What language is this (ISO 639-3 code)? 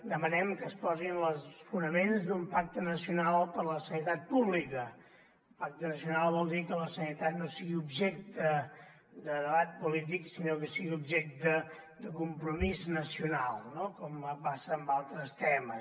cat